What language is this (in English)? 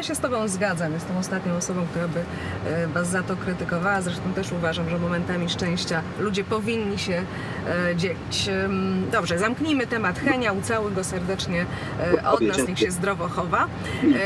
Polish